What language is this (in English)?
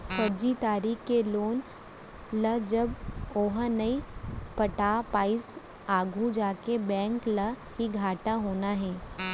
Chhattisgarhi